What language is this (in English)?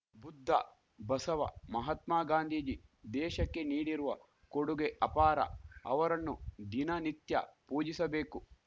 Kannada